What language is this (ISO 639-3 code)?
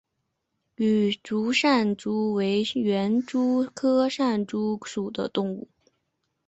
zho